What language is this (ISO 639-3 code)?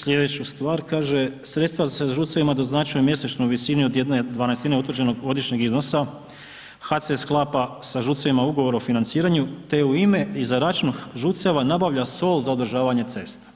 hrv